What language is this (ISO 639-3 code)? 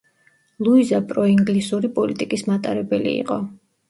kat